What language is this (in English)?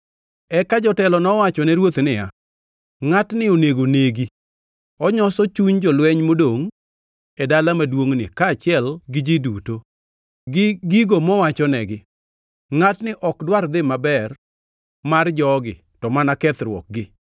Luo (Kenya and Tanzania)